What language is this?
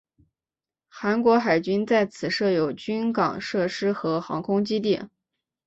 Chinese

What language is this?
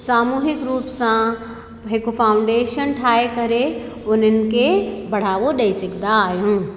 Sindhi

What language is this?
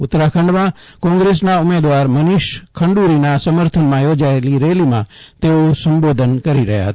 Gujarati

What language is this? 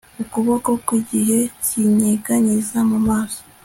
Kinyarwanda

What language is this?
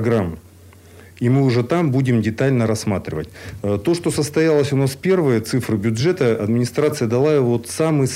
Russian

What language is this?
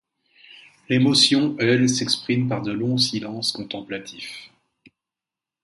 French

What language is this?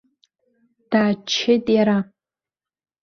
Abkhazian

